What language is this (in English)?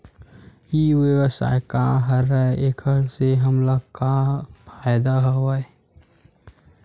Chhattisgarhi